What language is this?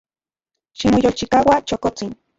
Central Puebla Nahuatl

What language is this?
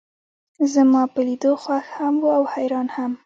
Pashto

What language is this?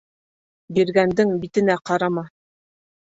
Bashkir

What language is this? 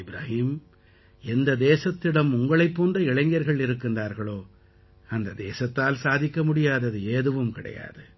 Tamil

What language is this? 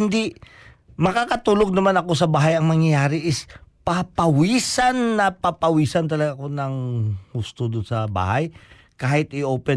Filipino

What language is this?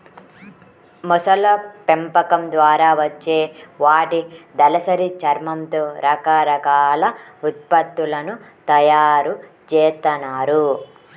Telugu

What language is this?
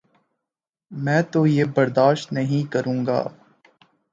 Urdu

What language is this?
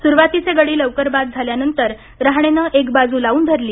Marathi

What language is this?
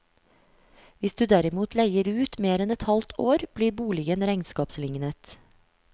Norwegian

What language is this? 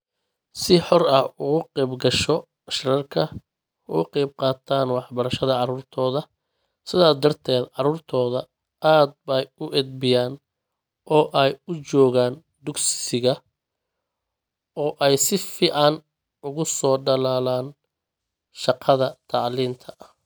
Somali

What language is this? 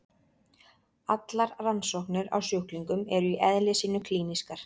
Icelandic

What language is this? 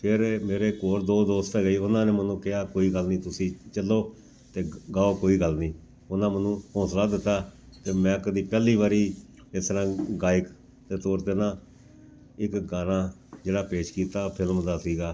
Punjabi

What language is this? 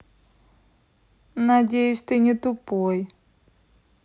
Russian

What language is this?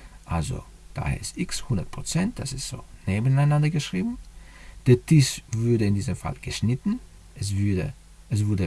German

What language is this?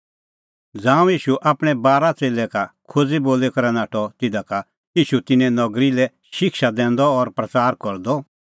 Kullu Pahari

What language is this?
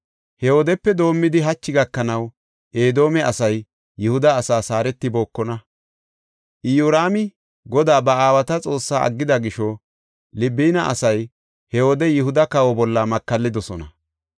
Gofa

